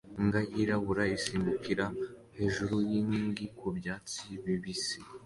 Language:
Kinyarwanda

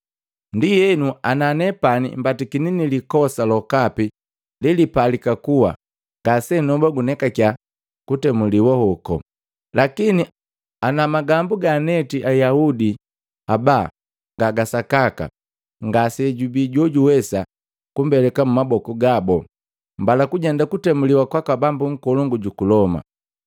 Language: Matengo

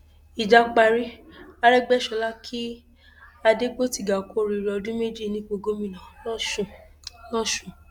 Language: Yoruba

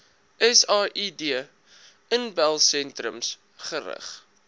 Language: Afrikaans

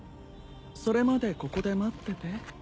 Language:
Japanese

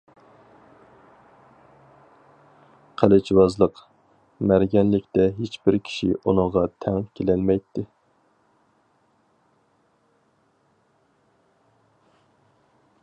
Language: Uyghur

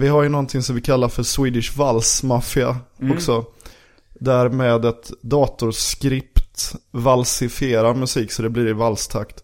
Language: Swedish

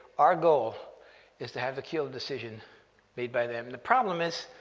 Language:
English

